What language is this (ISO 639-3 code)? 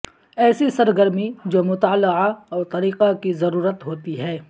urd